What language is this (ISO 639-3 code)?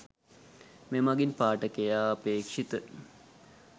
sin